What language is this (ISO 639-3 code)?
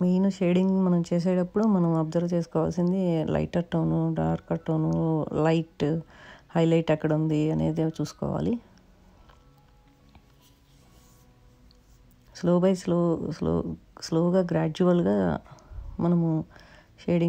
ron